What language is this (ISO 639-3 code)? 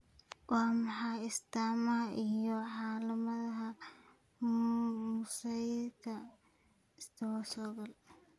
som